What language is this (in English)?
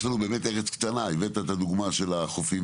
Hebrew